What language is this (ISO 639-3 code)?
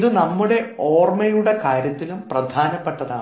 mal